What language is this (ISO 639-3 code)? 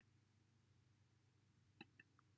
cym